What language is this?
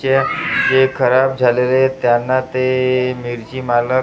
Marathi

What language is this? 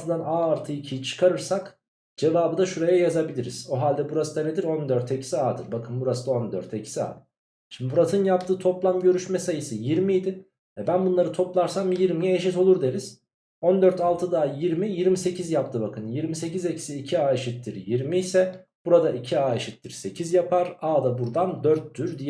Turkish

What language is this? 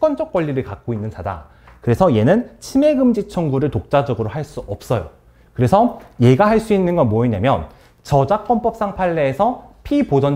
Korean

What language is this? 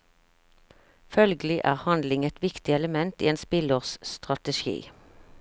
Norwegian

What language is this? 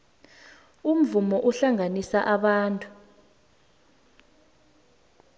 South Ndebele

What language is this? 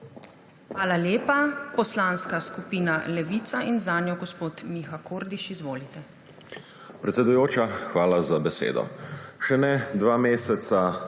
Slovenian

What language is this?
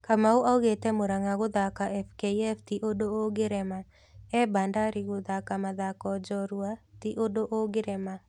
Kikuyu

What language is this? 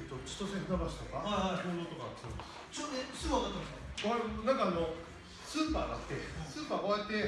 Japanese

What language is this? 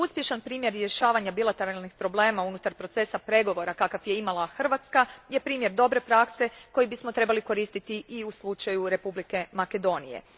Croatian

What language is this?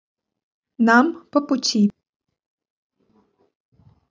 Russian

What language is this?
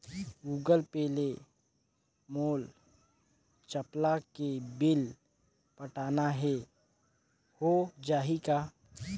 Chhattisgarhi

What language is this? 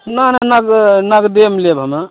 Maithili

